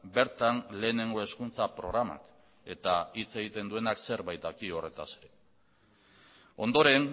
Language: Basque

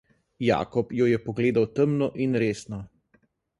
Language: Slovenian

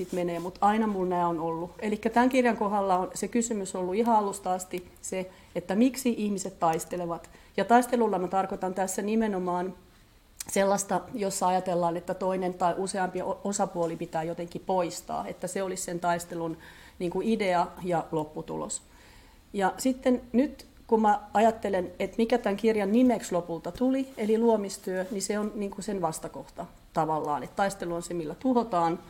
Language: Finnish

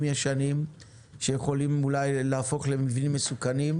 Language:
Hebrew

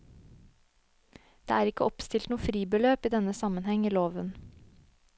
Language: Norwegian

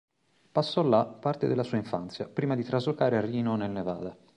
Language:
Italian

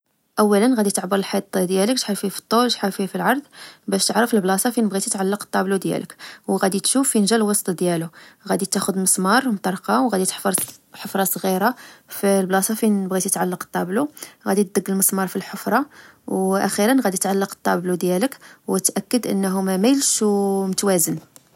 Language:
Moroccan Arabic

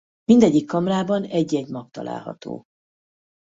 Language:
Hungarian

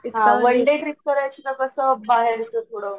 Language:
Marathi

